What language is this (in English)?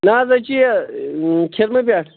Kashmiri